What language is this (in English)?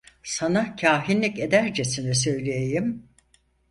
Turkish